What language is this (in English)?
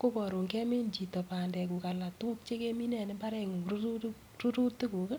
Kalenjin